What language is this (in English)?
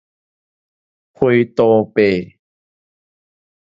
Min Nan Chinese